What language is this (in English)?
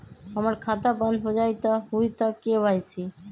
Magahi